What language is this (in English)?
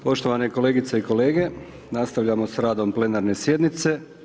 Croatian